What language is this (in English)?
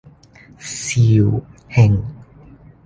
Cantonese